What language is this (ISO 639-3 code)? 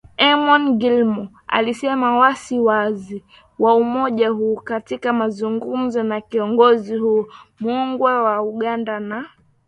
swa